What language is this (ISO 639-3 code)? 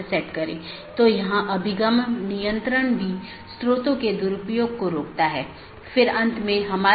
hin